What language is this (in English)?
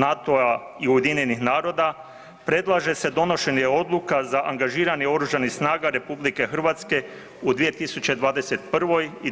Croatian